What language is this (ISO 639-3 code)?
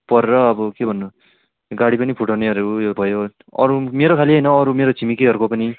nep